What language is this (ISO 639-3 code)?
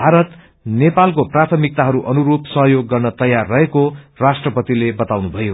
nep